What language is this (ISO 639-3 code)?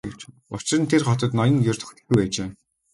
mon